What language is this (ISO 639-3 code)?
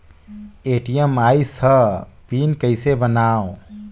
hne